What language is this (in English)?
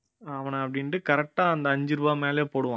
Tamil